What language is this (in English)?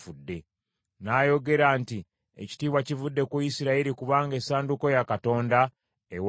Ganda